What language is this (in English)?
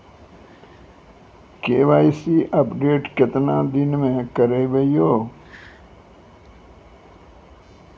Maithili